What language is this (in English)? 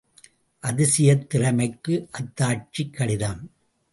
Tamil